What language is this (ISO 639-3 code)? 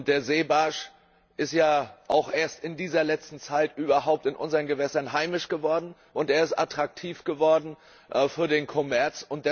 deu